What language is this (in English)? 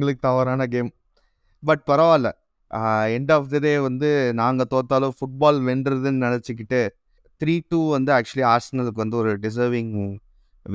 Tamil